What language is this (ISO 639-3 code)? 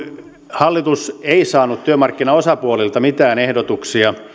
fin